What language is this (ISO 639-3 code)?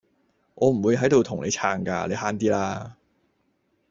yue